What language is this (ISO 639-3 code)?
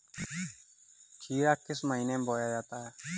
hin